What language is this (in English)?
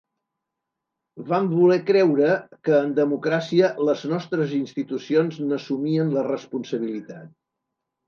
Catalan